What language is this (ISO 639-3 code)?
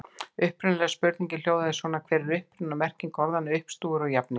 isl